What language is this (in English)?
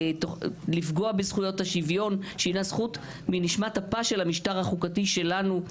Hebrew